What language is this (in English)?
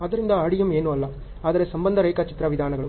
Kannada